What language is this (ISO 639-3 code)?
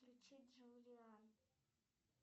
rus